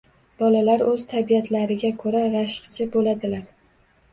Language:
Uzbek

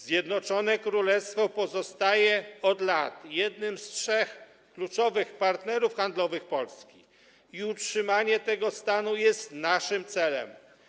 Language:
Polish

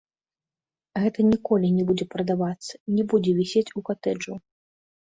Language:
Belarusian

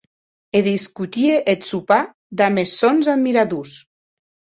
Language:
Occitan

